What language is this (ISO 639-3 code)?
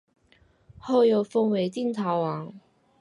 zho